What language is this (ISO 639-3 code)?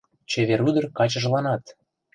chm